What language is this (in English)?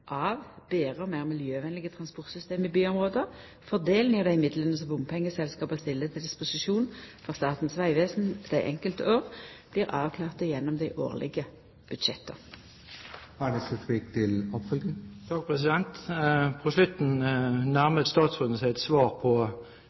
Norwegian